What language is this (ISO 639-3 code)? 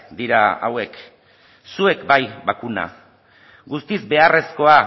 eus